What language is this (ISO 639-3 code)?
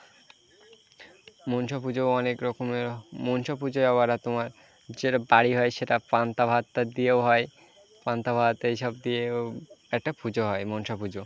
ben